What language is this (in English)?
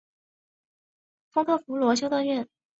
Chinese